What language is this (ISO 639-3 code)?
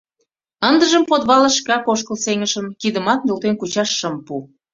chm